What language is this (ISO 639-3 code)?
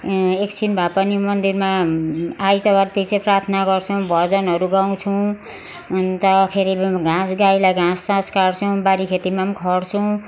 nep